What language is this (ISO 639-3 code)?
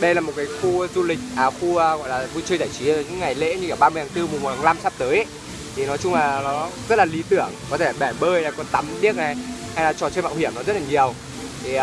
vie